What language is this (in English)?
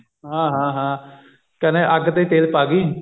Punjabi